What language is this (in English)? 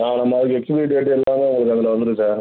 Tamil